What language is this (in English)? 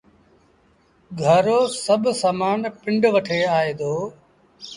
Sindhi Bhil